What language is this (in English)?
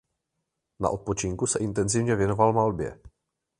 Czech